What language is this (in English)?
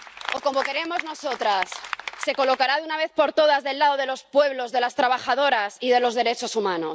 Spanish